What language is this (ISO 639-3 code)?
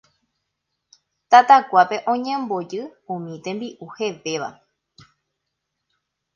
grn